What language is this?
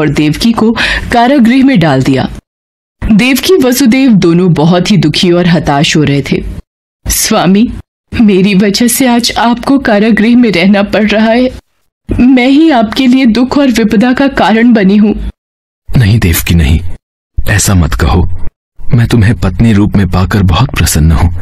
Hindi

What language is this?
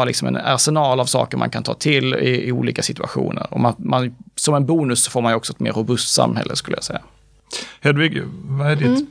Swedish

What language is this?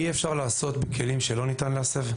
Hebrew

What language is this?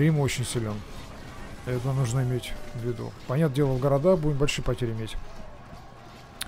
Russian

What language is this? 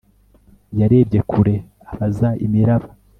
Kinyarwanda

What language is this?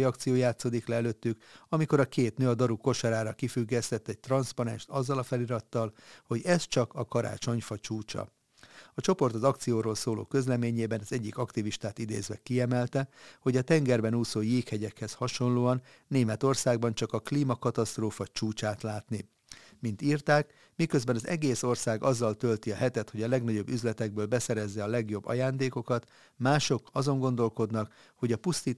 Hungarian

